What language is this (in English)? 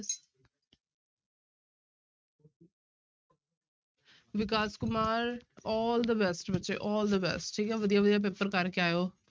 Punjabi